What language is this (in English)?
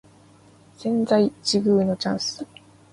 Japanese